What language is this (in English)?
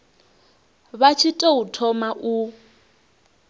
Venda